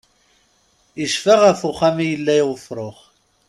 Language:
Kabyle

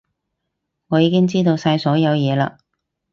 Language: Cantonese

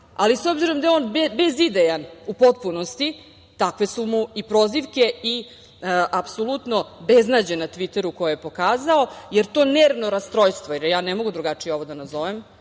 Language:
Serbian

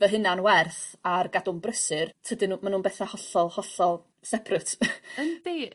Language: Welsh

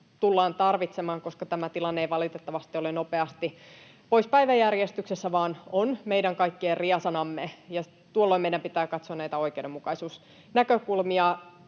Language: Finnish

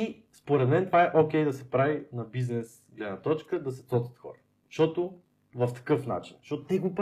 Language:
Bulgarian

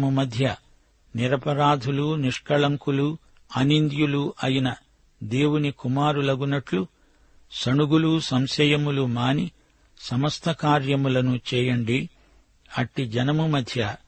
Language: Telugu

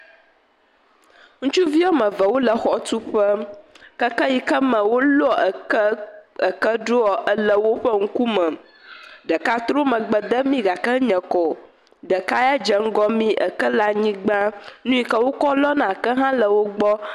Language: Ewe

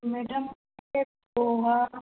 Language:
Hindi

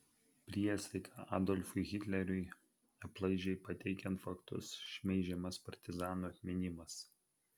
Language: Lithuanian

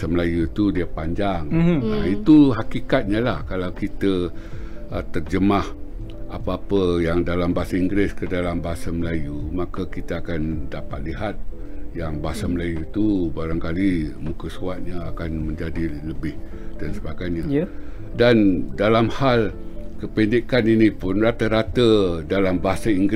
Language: Malay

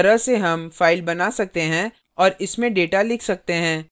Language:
Hindi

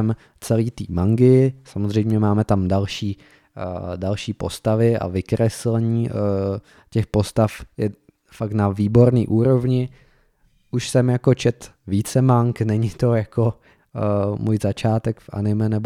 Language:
Czech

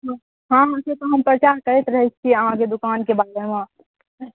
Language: Maithili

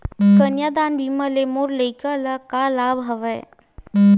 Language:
Chhattisgarhi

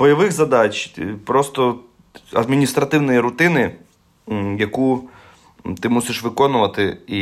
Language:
Ukrainian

